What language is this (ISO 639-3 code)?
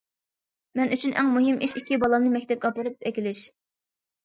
uig